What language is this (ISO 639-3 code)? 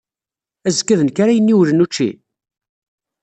kab